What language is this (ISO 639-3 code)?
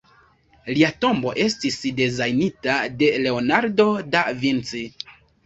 epo